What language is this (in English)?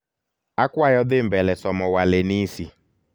Luo (Kenya and Tanzania)